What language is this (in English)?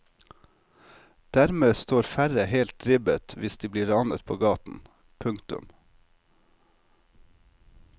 Norwegian